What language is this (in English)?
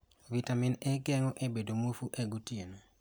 Luo (Kenya and Tanzania)